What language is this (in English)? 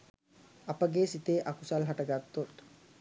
Sinhala